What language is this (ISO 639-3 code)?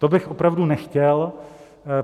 ces